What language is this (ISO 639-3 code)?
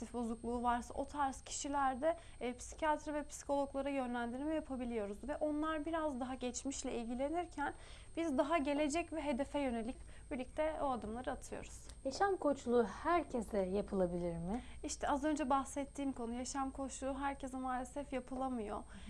tur